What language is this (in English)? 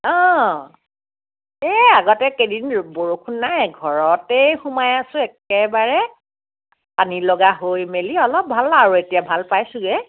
Assamese